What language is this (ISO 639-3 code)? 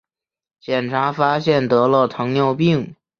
zho